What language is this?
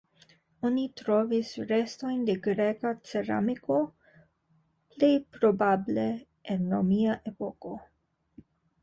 Esperanto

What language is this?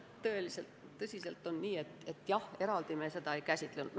Estonian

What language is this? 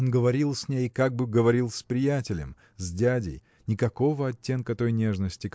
Russian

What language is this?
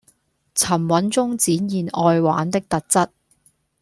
Cantonese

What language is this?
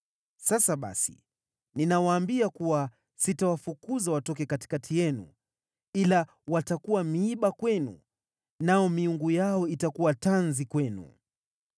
Swahili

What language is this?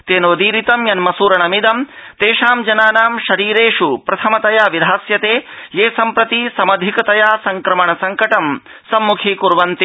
Sanskrit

